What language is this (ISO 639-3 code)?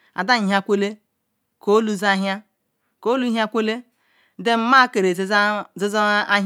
ikw